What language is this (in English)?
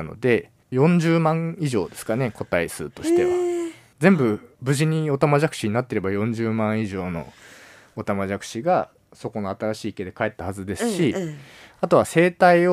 Japanese